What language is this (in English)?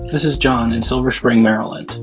English